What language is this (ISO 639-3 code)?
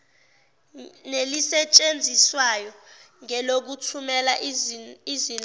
zul